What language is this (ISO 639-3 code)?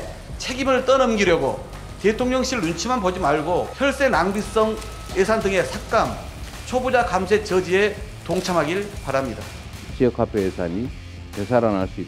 kor